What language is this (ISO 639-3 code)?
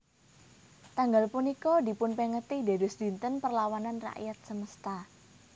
jav